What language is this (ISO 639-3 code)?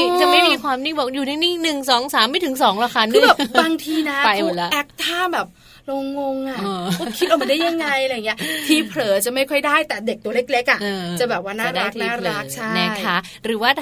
tha